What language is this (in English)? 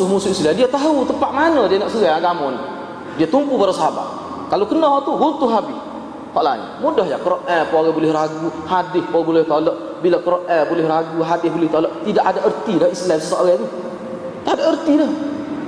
Malay